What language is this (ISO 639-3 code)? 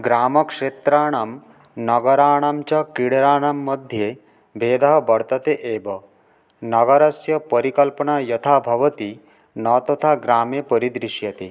san